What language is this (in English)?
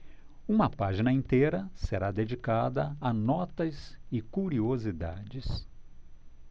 Portuguese